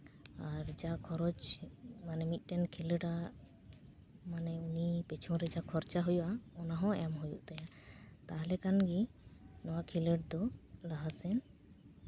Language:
Santali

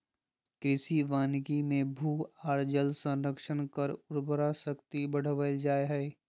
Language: Magahi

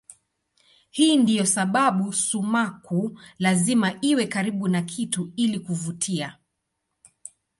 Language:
Swahili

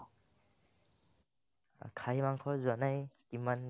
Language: Assamese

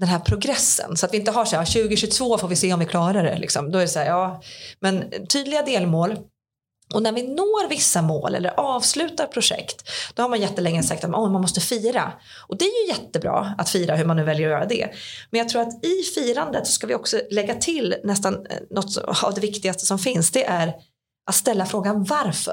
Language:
Swedish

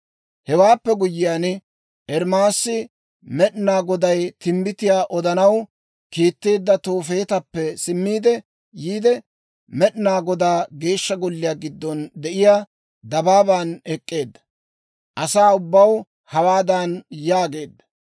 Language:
Dawro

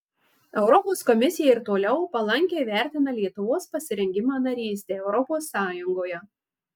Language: Lithuanian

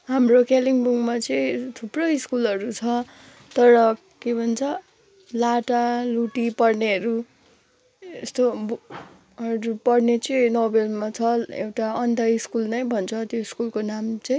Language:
Nepali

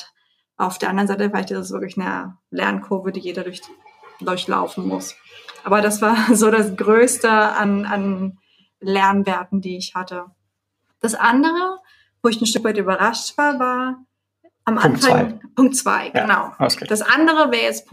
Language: German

